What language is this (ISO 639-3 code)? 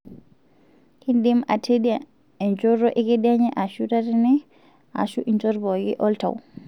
mas